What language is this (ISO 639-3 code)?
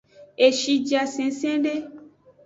ajg